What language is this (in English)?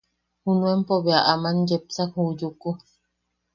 Yaqui